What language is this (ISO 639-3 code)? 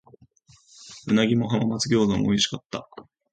jpn